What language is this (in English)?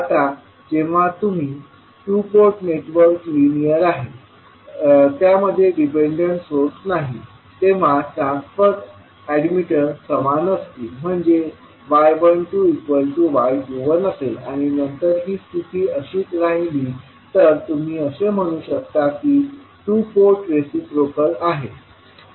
Marathi